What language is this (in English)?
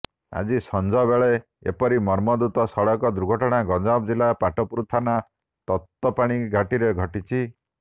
Odia